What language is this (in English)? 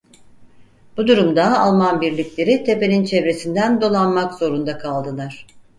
Turkish